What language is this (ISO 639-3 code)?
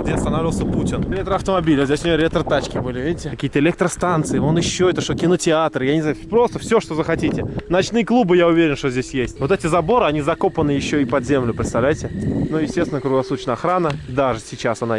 rus